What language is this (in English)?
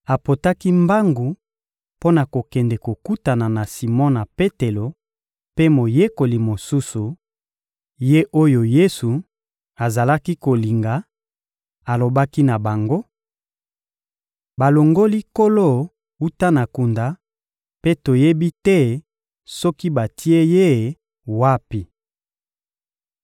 Lingala